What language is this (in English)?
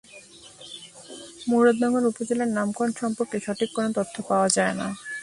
Bangla